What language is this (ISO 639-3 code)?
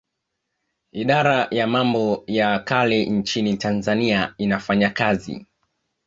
swa